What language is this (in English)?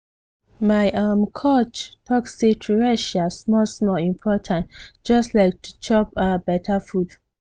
Nigerian Pidgin